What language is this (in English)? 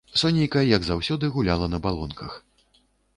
Belarusian